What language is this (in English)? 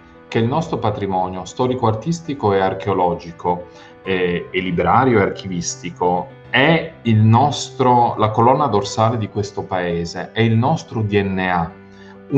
Italian